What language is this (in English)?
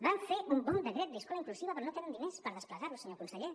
Catalan